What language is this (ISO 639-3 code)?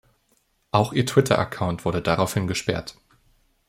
deu